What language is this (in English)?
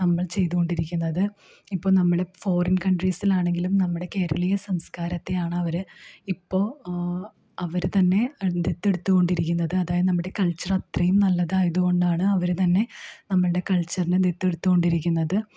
Malayalam